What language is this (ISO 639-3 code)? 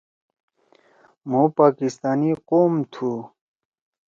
trw